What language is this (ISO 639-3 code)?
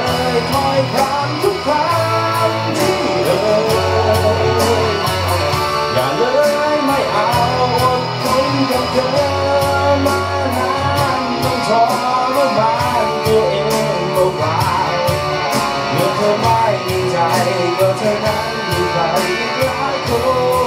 tha